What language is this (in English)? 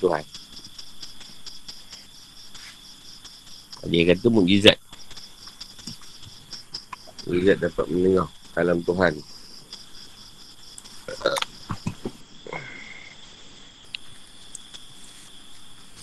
Malay